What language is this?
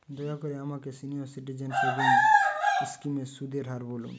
Bangla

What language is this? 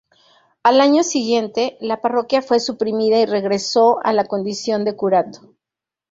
Spanish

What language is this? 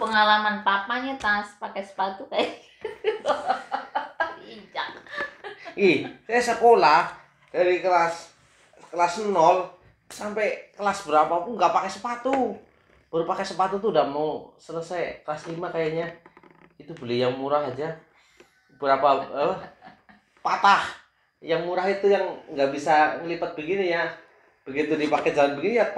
Indonesian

